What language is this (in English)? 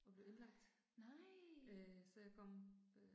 Danish